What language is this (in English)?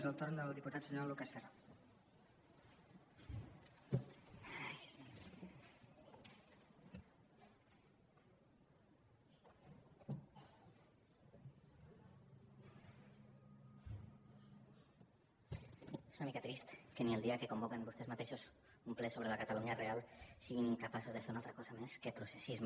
Catalan